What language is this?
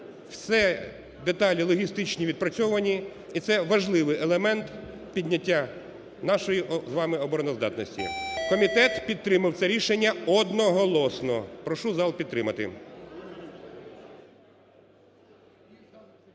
Ukrainian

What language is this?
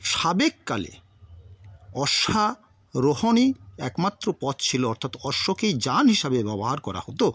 Bangla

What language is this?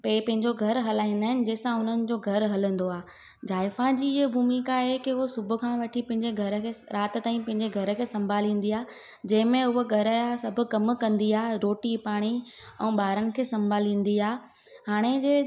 Sindhi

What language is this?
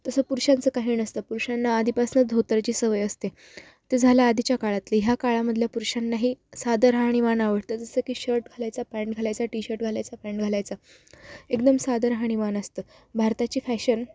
Marathi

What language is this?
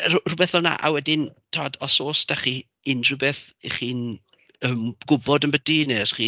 Welsh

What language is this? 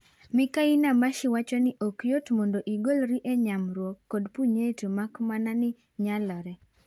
Luo (Kenya and Tanzania)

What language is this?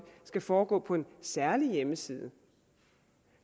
Danish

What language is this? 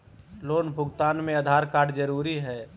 Magahi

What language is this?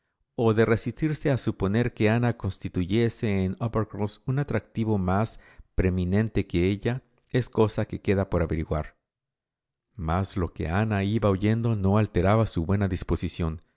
Spanish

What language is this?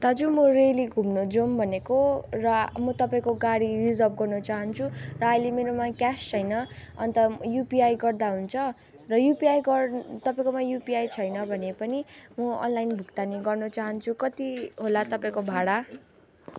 Nepali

